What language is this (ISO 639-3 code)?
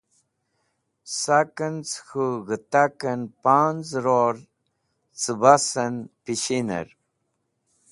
wbl